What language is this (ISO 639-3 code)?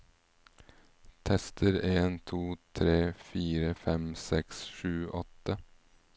nor